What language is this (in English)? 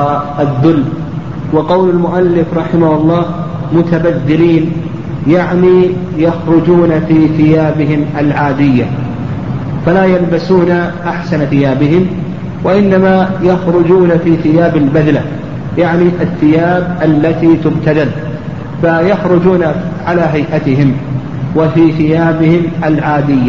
Arabic